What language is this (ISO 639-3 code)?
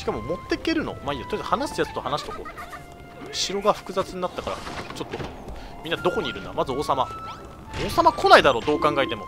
jpn